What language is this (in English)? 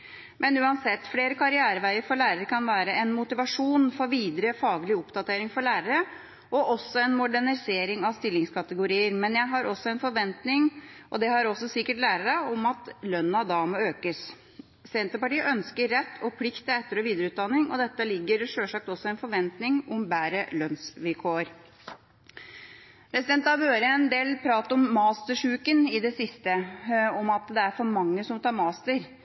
Norwegian Bokmål